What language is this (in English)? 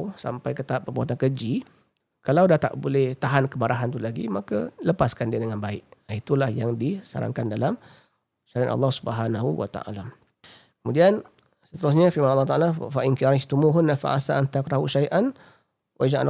Malay